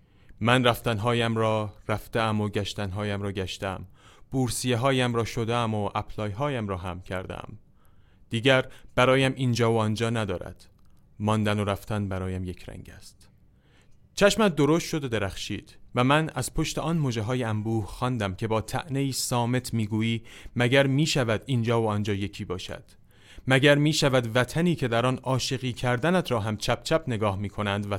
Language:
Persian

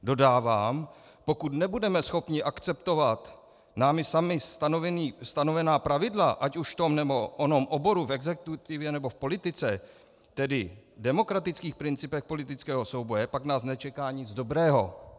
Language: Czech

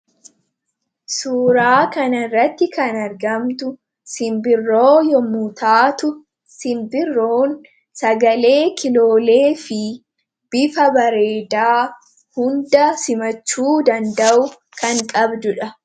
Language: Oromo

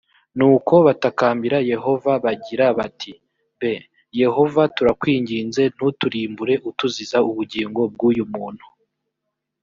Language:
Kinyarwanda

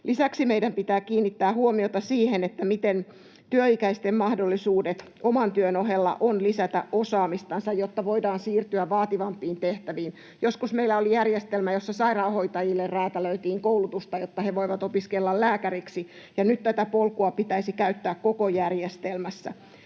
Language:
Finnish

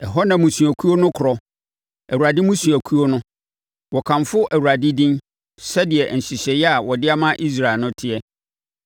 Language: Akan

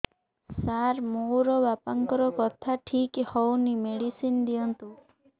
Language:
Odia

